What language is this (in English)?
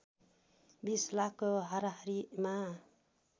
Nepali